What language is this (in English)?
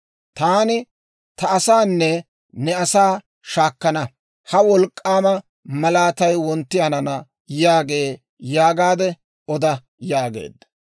Dawro